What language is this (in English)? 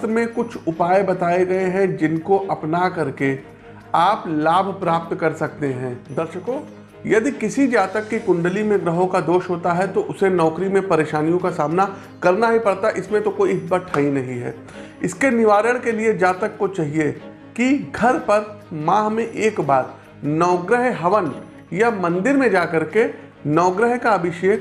Hindi